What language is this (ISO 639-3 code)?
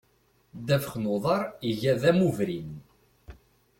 kab